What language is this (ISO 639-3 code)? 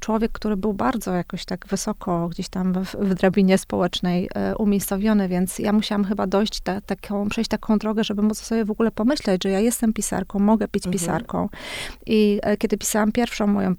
pol